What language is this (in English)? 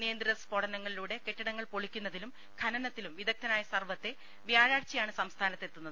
Malayalam